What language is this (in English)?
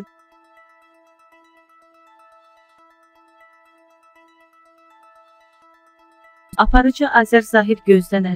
Turkish